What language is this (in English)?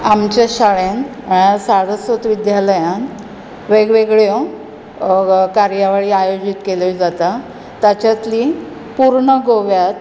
Konkani